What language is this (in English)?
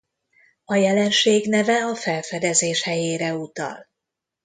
Hungarian